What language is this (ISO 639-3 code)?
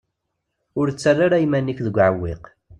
kab